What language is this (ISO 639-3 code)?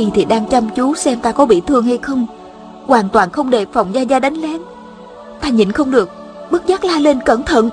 vie